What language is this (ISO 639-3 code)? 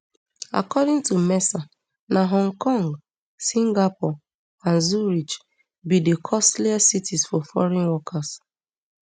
pcm